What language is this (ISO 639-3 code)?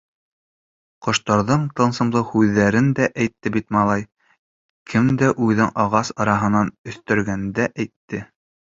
bak